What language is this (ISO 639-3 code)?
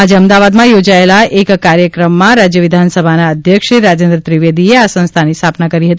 guj